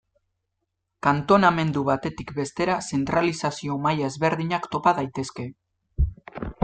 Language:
Basque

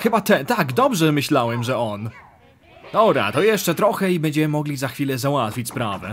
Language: Polish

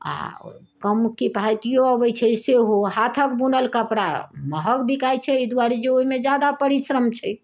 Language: Maithili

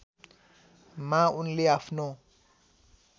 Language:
Nepali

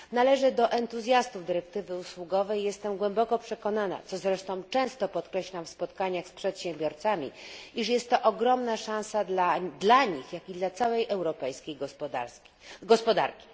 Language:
Polish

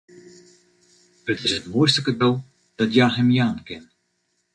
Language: Western Frisian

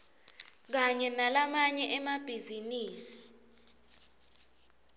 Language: Swati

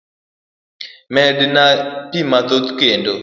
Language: Luo (Kenya and Tanzania)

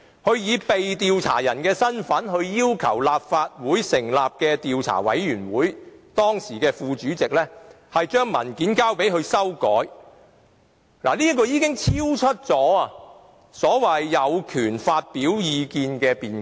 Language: Cantonese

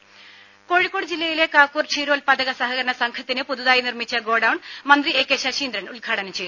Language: Malayalam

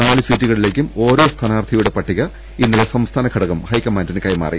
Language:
Malayalam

